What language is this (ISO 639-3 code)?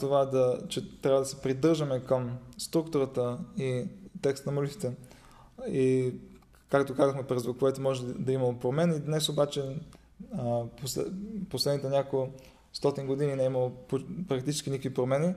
bul